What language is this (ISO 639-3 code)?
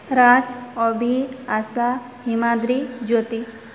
ori